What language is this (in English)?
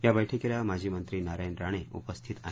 Marathi